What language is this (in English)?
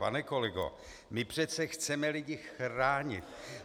Czech